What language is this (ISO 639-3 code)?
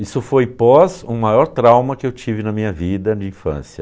por